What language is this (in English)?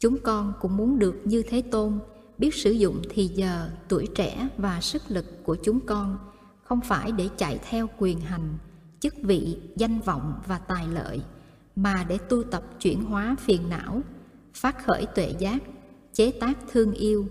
Vietnamese